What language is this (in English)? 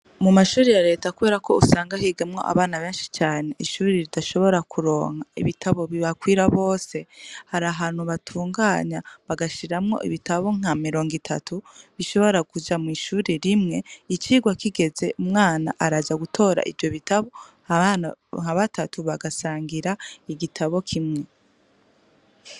Rundi